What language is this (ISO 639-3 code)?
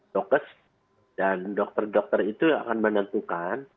ind